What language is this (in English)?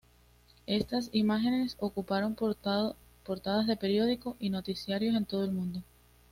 Spanish